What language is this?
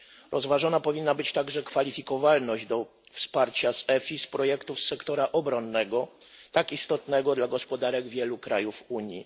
Polish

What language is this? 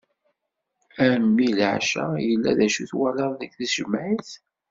Kabyle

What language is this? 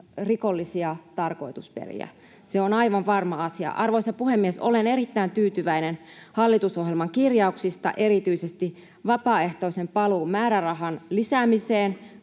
Finnish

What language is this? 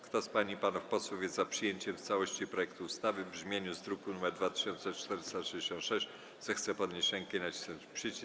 Polish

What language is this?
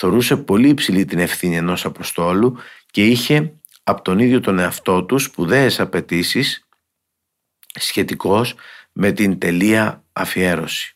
Greek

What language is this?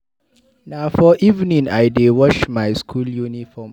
Nigerian Pidgin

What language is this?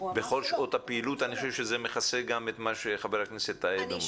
Hebrew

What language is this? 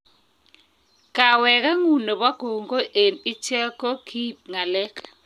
Kalenjin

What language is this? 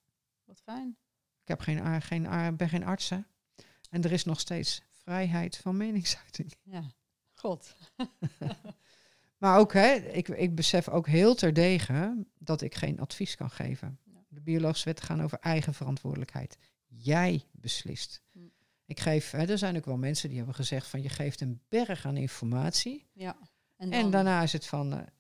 Dutch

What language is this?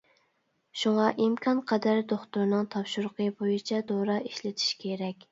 Uyghur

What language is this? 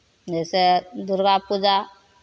Maithili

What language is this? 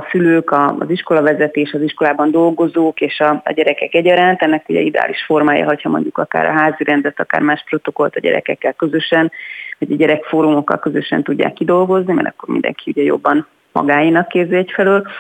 Hungarian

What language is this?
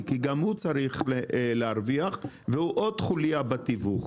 Hebrew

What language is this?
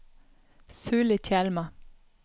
Norwegian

